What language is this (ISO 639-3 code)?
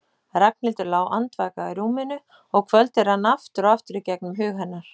isl